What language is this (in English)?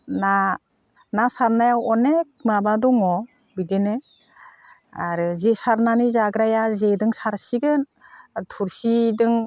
Bodo